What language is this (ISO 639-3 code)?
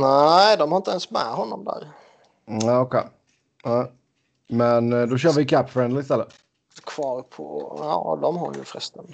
swe